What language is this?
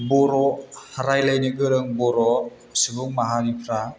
Bodo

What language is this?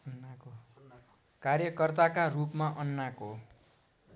Nepali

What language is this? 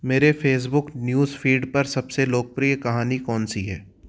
Hindi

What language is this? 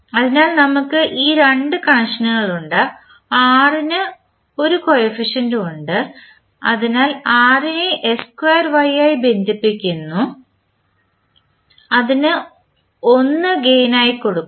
Malayalam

